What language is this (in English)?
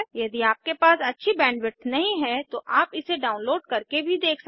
Hindi